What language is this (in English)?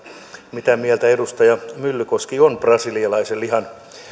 Finnish